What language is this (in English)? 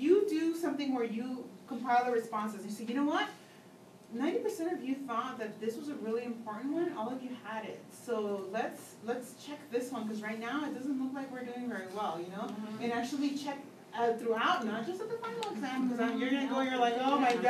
English